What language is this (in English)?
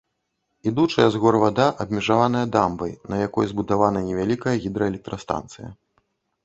Belarusian